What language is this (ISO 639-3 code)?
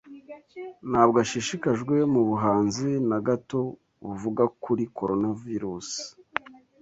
kin